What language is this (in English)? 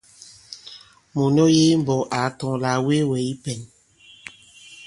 Bankon